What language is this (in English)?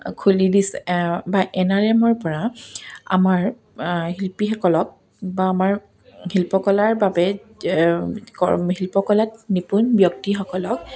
Assamese